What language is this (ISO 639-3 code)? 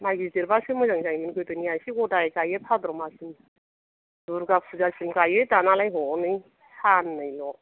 brx